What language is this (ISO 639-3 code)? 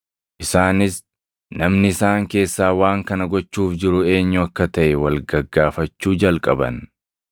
orm